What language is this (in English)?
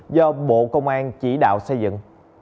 Vietnamese